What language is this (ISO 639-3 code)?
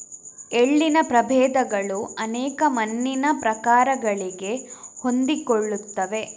kan